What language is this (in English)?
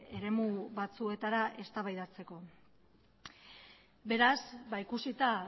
Basque